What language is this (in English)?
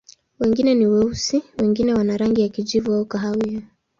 Swahili